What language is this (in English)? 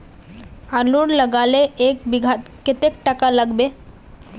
Magahi